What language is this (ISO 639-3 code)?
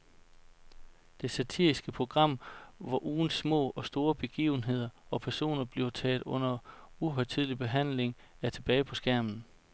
dan